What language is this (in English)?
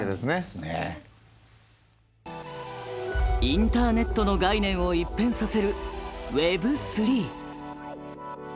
Japanese